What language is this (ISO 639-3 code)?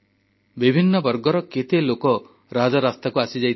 ori